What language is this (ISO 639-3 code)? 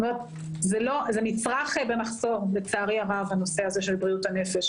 heb